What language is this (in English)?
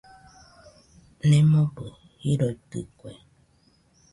Nüpode Huitoto